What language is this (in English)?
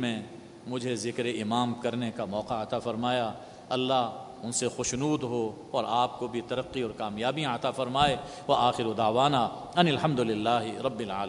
Urdu